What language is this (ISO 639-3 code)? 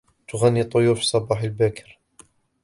ara